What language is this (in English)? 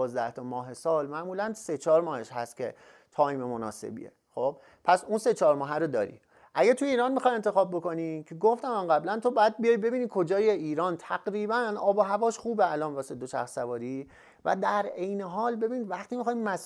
Persian